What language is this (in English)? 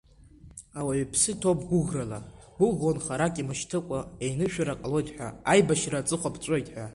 Abkhazian